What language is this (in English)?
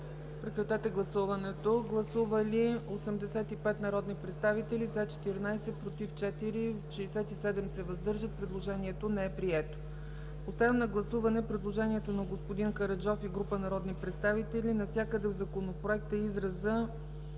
Bulgarian